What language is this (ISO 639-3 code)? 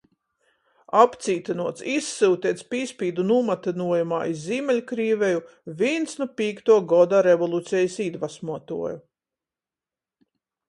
ltg